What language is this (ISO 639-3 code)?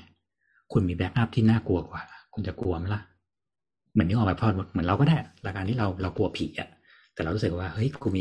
tha